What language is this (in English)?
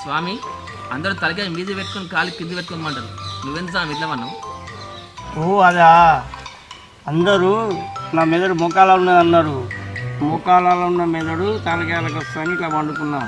Telugu